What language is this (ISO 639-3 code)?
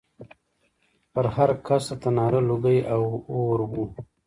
pus